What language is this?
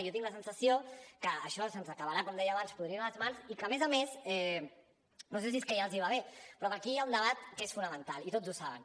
Catalan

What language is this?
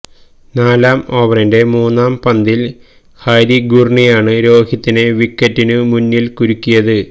Malayalam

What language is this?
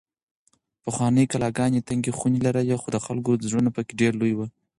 Pashto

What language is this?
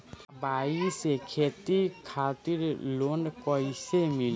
Bhojpuri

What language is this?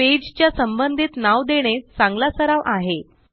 Marathi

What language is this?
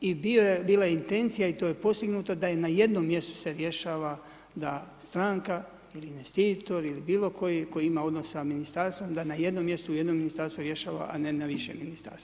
Croatian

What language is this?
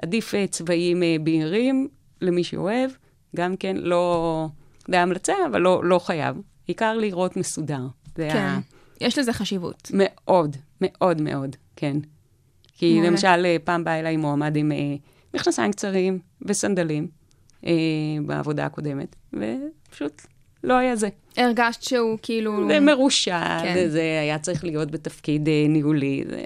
Hebrew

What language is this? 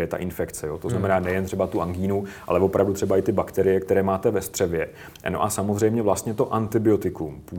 Czech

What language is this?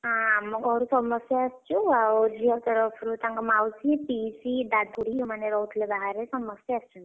Odia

